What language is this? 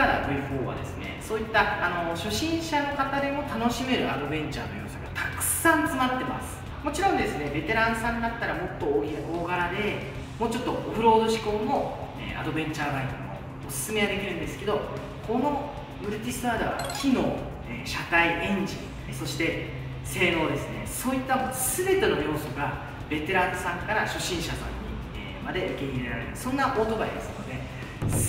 Japanese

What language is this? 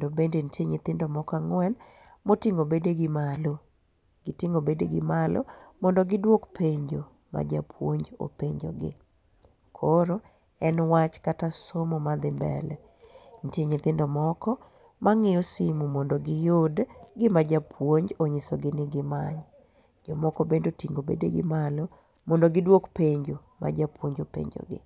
Luo (Kenya and Tanzania)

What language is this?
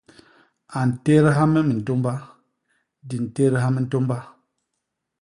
Basaa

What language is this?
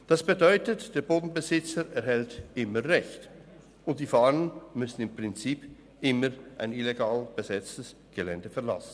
Swiss German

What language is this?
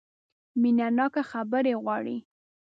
Pashto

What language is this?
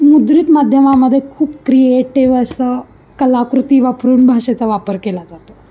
Marathi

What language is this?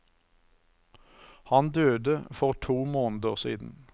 Norwegian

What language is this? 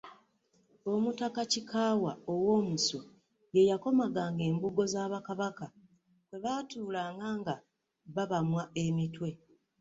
Ganda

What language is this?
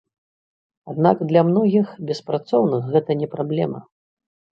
Belarusian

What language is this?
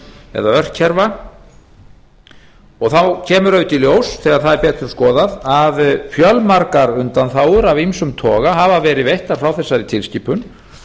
Icelandic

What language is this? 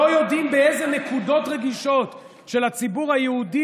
Hebrew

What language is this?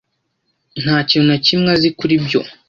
Kinyarwanda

